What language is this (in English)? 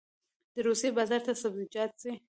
Pashto